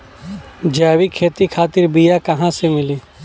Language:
Bhojpuri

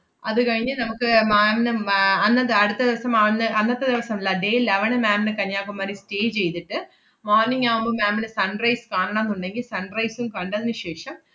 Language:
Malayalam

